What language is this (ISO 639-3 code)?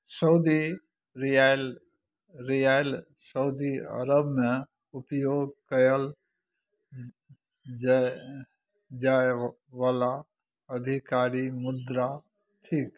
mai